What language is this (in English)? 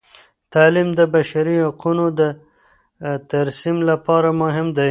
Pashto